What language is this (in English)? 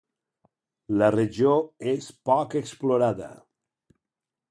Catalan